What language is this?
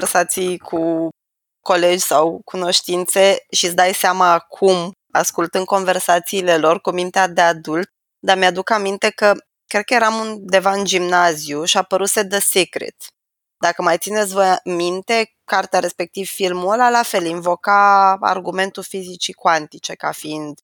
Romanian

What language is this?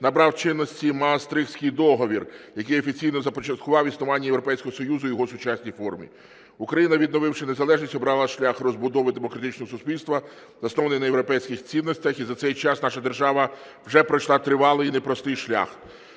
Ukrainian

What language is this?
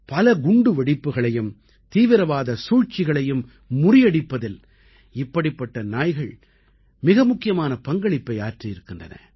Tamil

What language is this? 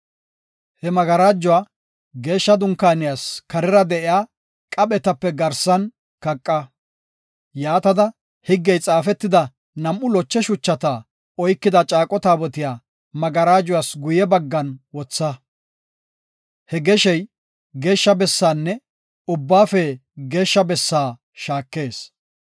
Gofa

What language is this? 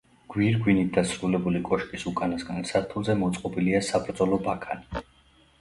Georgian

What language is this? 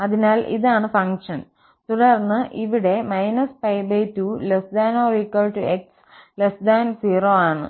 Malayalam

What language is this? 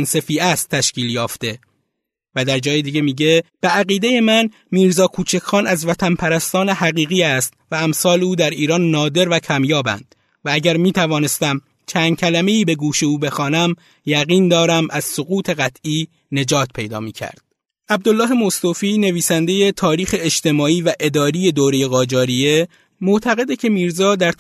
Persian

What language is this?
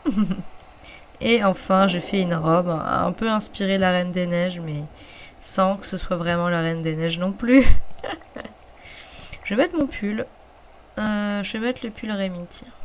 French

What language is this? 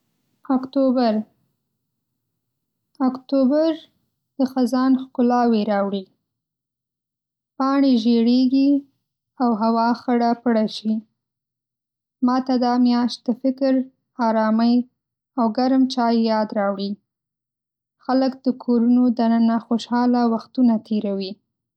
Pashto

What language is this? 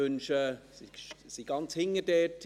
Swiss German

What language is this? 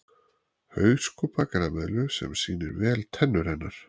Icelandic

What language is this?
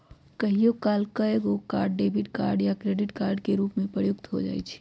Magahi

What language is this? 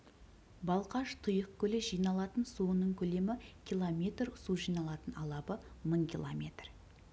Kazakh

